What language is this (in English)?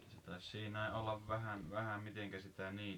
Finnish